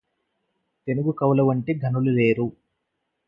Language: Telugu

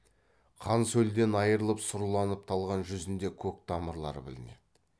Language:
Kazakh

